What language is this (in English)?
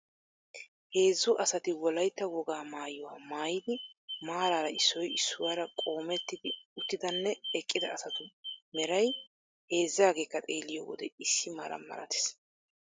Wolaytta